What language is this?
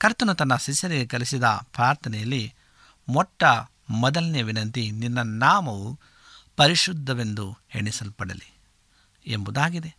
Kannada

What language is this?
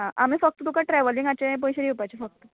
Konkani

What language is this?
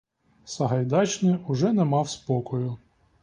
Ukrainian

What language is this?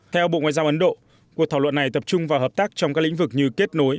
Vietnamese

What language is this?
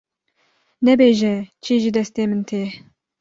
Kurdish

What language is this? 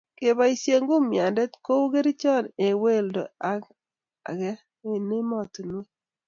Kalenjin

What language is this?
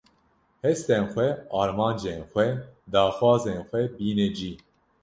Kurdish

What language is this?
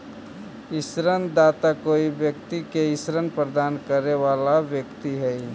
Magahi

